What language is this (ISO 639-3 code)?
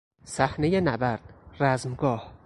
fas